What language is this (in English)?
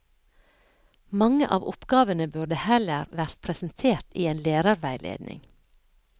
Norwegian